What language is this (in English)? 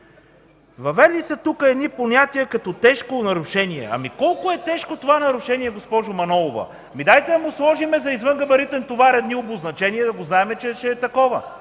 Bulgarian